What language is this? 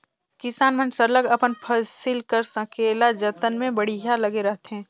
Chhattisgarhi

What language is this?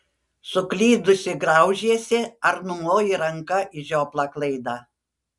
Lithuanian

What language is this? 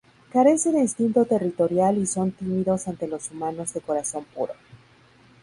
Spanish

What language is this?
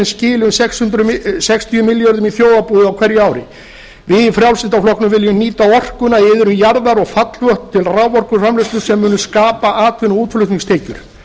Icelandic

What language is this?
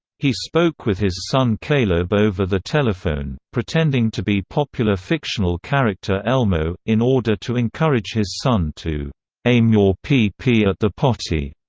English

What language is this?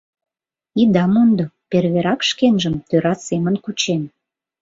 Mari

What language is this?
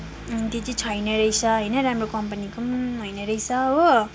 Nepali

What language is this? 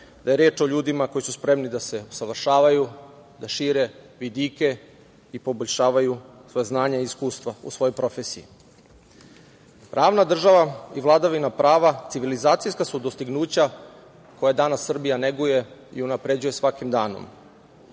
Serbian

